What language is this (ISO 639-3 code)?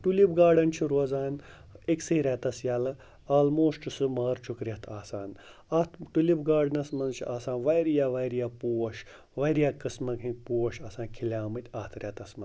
kas